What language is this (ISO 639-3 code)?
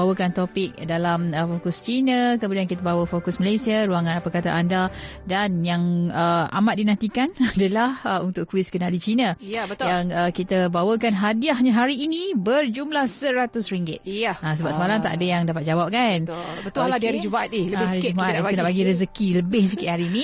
msa